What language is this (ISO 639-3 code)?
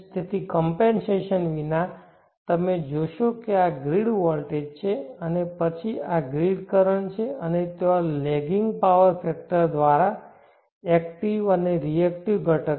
guj